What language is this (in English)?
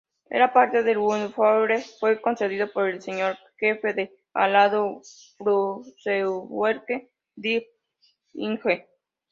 Spanish